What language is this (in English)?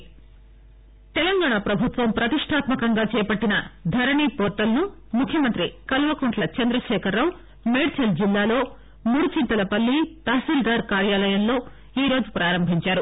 Telugu